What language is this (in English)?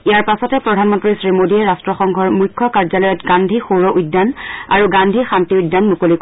Assamese